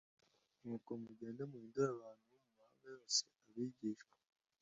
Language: Kinyarwanda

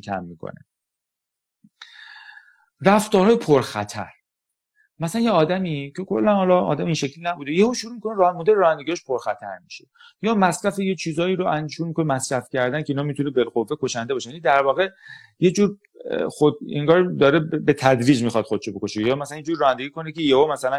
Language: Persian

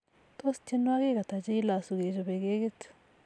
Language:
Kalenjin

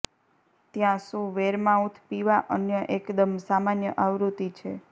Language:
Gujarati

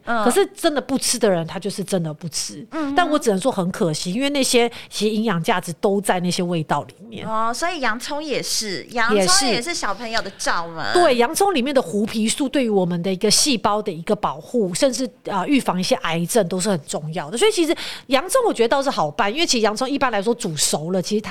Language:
Chinese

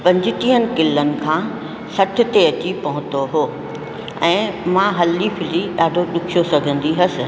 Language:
Sindhi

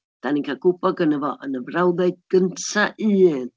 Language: Welsh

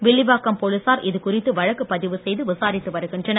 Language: Tamil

